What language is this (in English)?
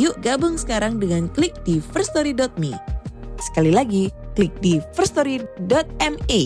Indonesian